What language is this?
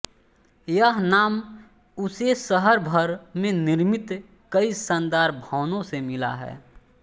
Hindi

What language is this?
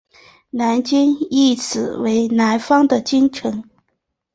Chinese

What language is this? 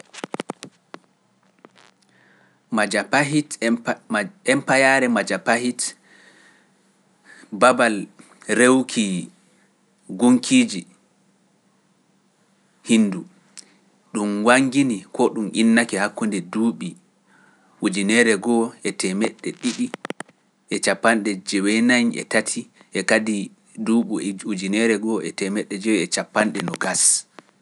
Pular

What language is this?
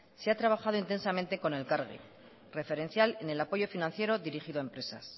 Spanish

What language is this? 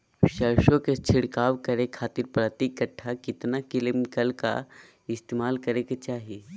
Magahi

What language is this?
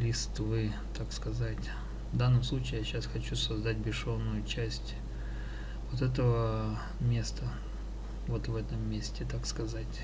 Russian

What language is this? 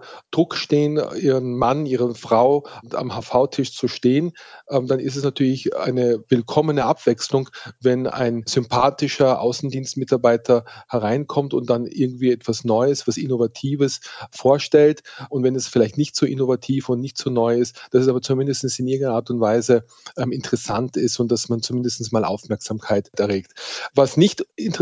German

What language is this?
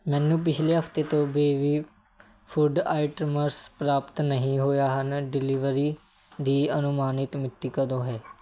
Punjabi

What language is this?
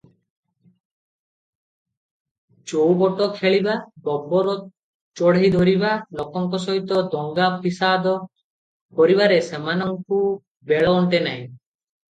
Odia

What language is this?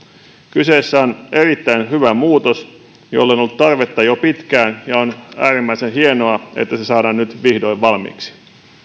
Finnish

